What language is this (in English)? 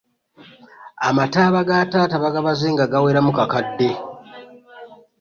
Ganda